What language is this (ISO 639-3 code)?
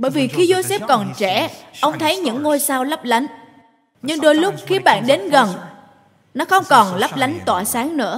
vie